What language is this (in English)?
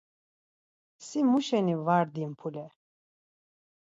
Laz